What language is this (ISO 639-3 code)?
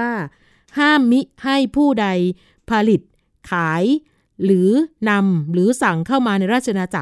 tha